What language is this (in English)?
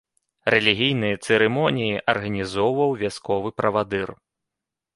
Belarusian